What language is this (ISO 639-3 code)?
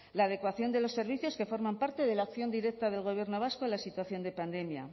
spa